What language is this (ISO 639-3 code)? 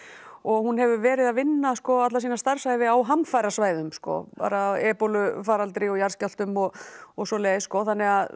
isl